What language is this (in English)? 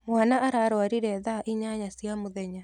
Kikuyu